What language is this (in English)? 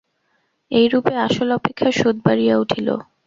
Bangla